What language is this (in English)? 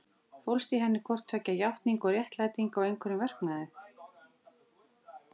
Icelandic